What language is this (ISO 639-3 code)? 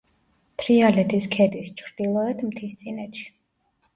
kat